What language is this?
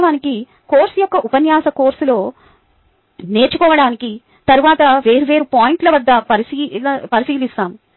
Telugu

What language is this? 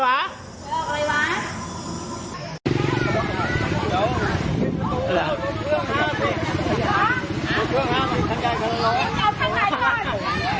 Thai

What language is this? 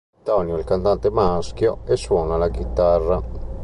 Italian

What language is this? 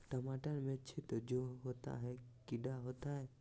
Magahi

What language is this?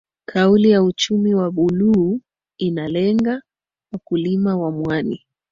Swahili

